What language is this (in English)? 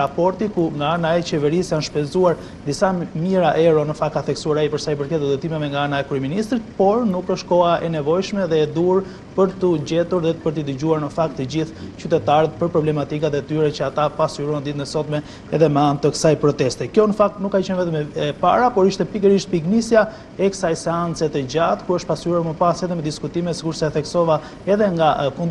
Romanian